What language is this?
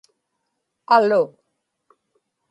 Inupiaq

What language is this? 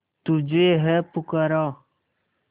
Hindi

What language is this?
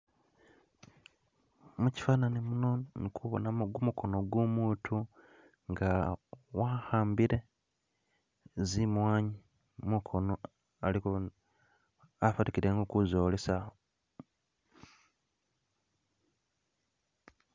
Masaaba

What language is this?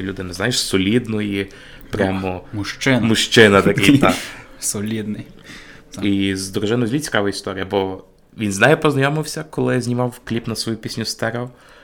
Ukrainian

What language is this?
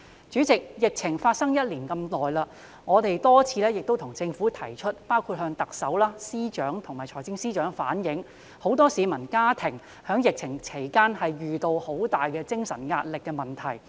Cantonese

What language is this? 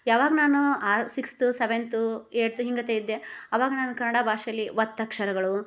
Kannada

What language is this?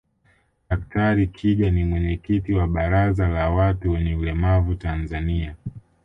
Swahili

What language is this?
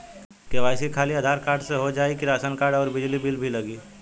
Bhojpuri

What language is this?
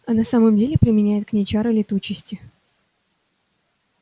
Russian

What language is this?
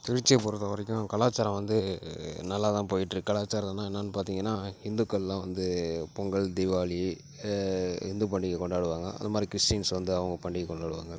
Tamil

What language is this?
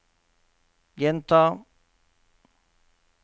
Norwegian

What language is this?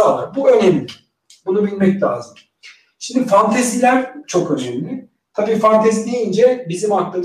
Turkish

